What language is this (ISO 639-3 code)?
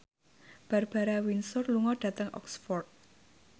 jav